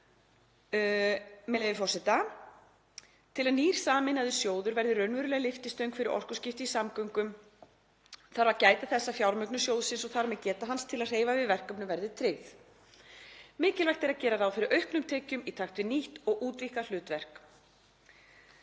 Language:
Icelandic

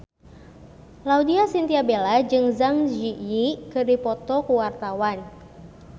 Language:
Sundanese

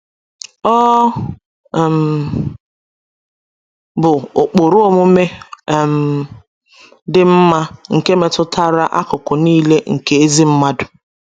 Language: Igbo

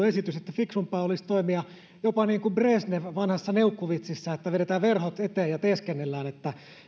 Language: Finnish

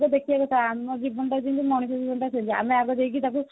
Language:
Odia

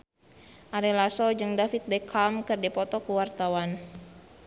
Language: Sundanese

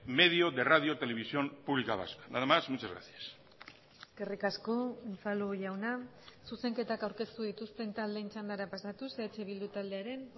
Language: Basque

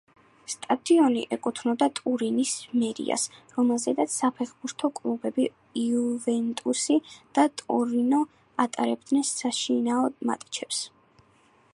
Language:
Georgian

